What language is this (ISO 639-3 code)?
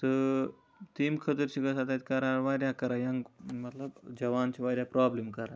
kas